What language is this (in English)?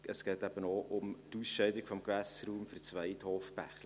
Swiss German